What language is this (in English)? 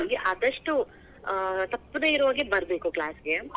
Kannada